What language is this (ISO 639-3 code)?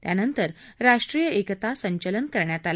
mar